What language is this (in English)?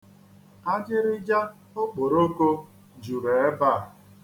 Igbo